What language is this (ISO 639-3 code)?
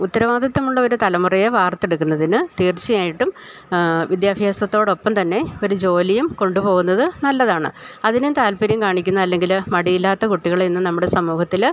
mal